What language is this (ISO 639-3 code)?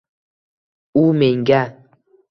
uzb